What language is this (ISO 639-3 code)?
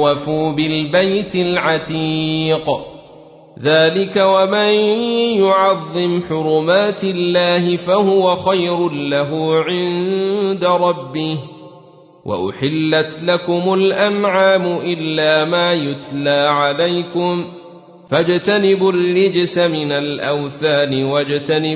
ara